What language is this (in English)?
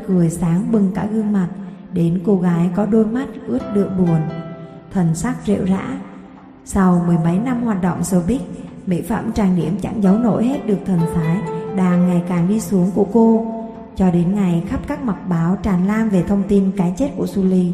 Vietnamese